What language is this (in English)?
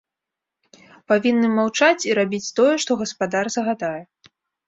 Belarusian